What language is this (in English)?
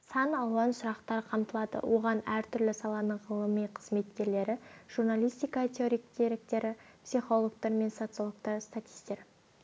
Kazakh